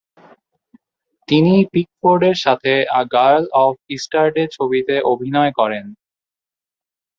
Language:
Bangla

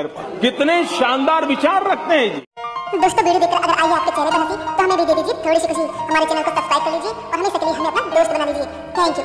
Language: Hindi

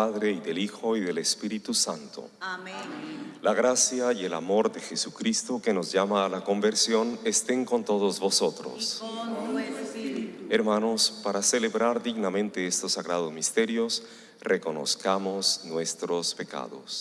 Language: Spanish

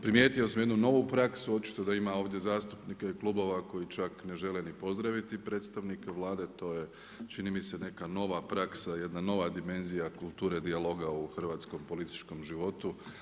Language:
Croatian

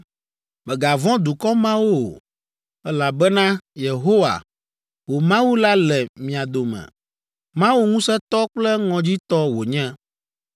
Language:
Ewe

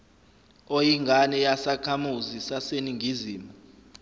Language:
Zulu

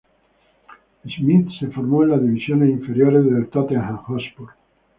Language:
Spanish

